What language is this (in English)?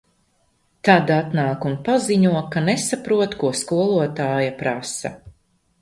Latvian